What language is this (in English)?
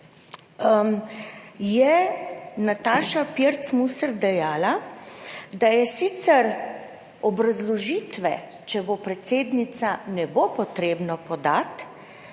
Slovenian